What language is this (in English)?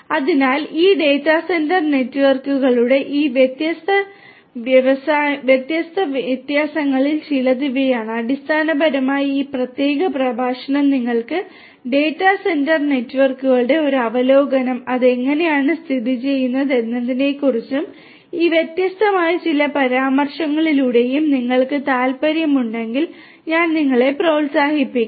Malayalam